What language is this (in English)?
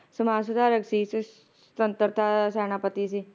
Punjabi